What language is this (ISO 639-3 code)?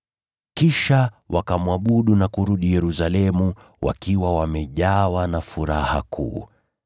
swa